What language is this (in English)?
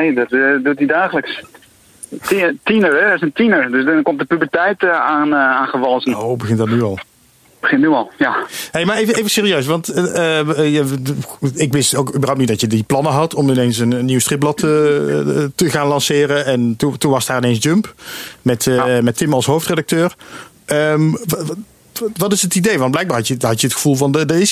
Dutch